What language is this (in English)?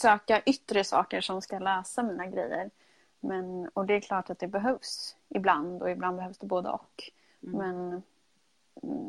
Swedish